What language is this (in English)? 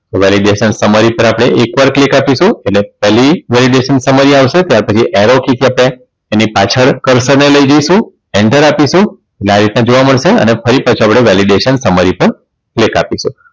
Gujarati